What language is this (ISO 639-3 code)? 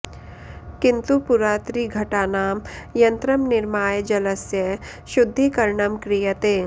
san